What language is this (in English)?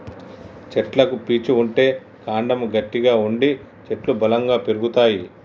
Telugu